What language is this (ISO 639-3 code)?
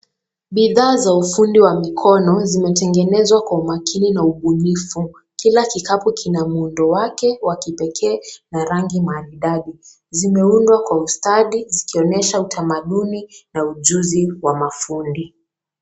swa